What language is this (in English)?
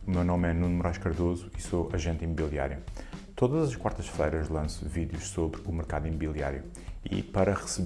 Portuguese